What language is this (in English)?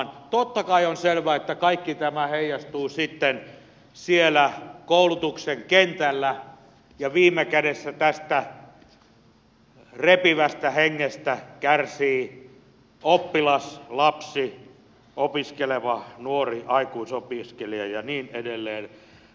Finnish